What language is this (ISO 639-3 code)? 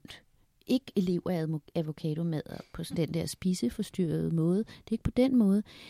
dan